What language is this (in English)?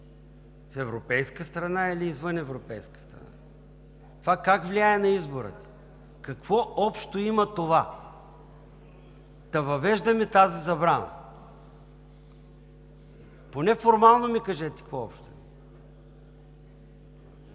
Bulgarian